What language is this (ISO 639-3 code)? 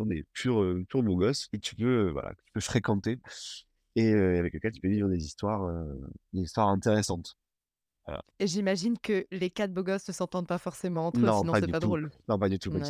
fra